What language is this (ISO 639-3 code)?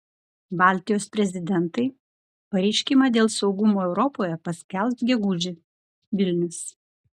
lit